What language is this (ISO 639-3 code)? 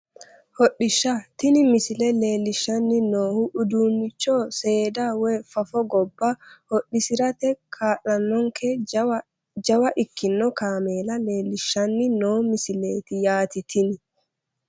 sid